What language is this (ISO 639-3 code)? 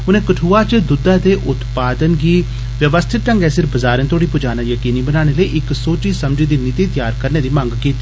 doi